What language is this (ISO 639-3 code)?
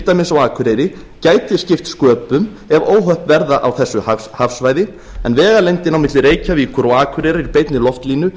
isl